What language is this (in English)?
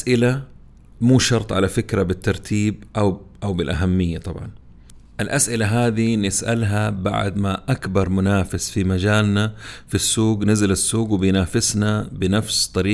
Arabic